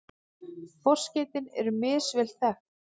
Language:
Icelandic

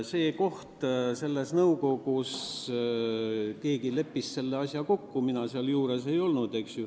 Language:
Estonian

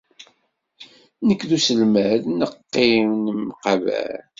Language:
Kabyle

